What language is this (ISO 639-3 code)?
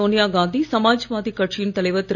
tam